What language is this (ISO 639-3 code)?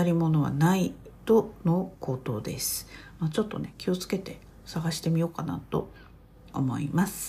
jpn